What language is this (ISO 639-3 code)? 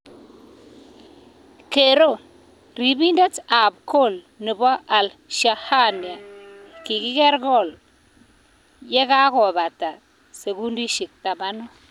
kln